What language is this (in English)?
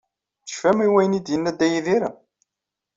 Kabyle